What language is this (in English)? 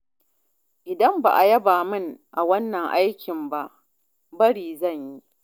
Hausa